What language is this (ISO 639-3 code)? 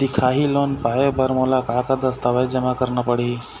hne